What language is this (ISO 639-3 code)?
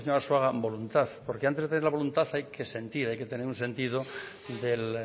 spa